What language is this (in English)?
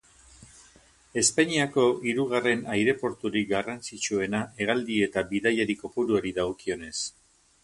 Basque